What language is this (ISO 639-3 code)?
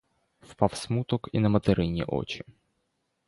ukr